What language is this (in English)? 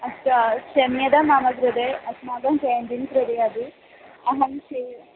Sanskrit